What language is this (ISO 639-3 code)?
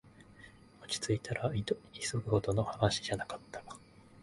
jpn